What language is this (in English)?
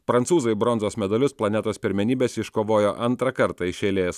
Lithuanian